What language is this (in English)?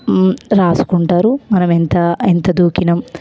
Telugu